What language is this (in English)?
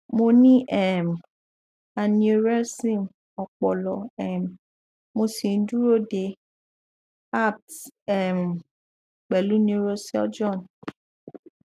Yoruba